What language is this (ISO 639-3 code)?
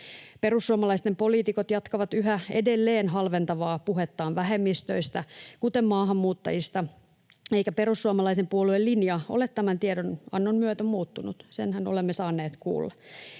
fin